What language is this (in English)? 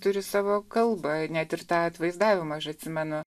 Lithuanian